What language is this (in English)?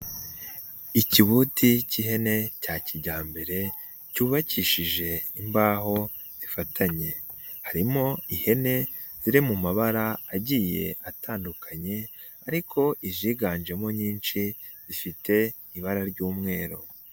Kinyarwanda